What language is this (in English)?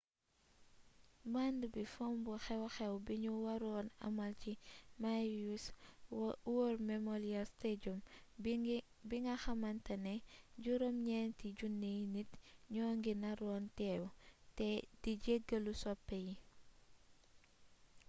Wolof